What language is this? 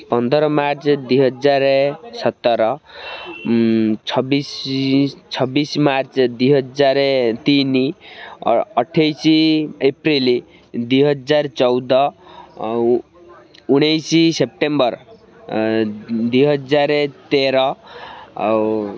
Odia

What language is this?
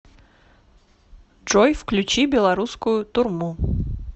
Russian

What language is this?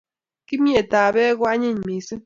Kalenjin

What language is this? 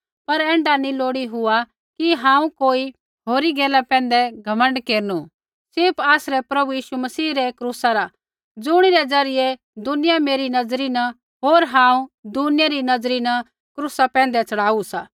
Kullu Pahari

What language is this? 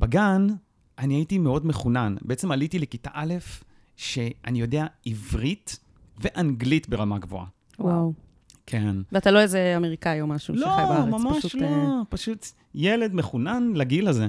Hebrew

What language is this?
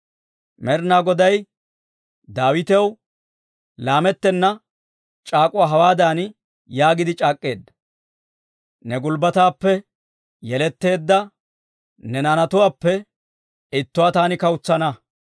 Dawro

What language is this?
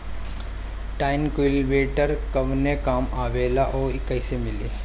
Bhojpuri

